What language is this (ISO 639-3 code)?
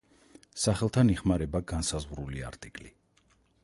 kat